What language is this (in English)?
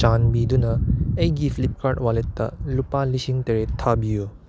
Manipuri